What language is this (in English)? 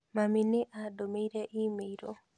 Kikuyu